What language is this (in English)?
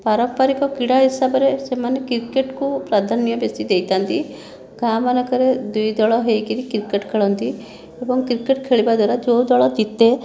Odia